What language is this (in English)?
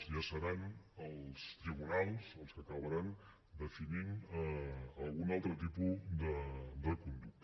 Catalan